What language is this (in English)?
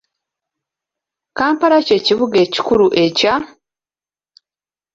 Ganda